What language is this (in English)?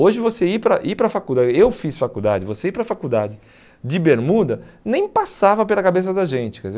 Portuguese